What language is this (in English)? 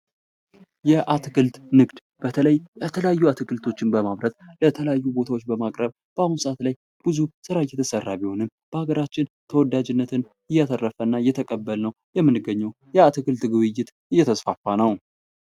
Amharic